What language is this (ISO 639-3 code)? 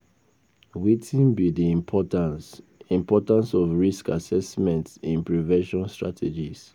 pcm